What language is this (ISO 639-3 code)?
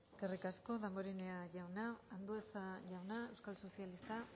eus